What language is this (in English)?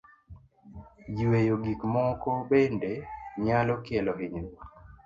Luo (Kenya and Tanzania)